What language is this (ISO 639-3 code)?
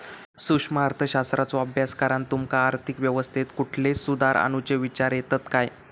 mar